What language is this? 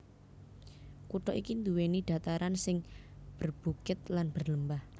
Javanese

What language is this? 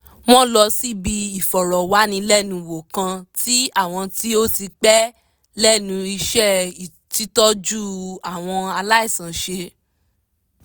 Yoruba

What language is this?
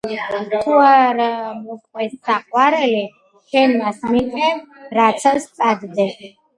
Georgian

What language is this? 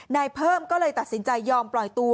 Thai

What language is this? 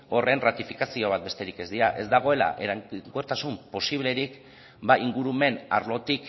Basque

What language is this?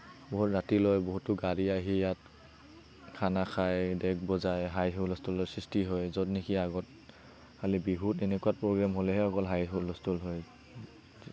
Assamese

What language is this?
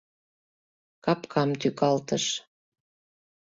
Mari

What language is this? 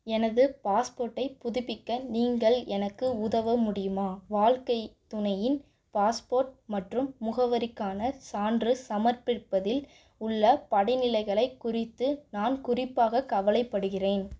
Tamil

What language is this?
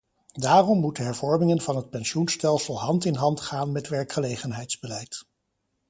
Dutch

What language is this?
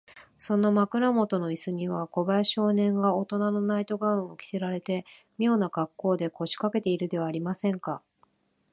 Japanese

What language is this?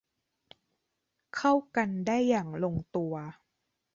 Thai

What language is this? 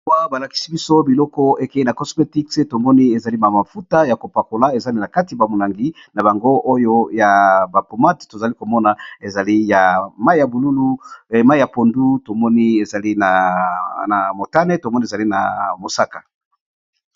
Lingala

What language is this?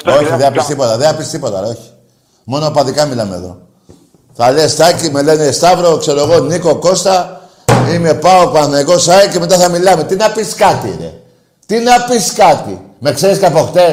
Greek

